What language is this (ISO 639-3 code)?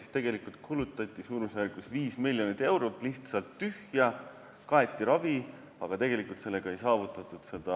est